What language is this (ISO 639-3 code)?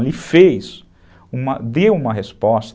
por